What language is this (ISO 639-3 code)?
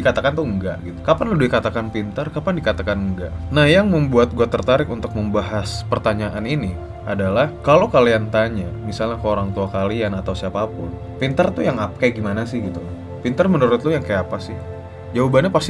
ind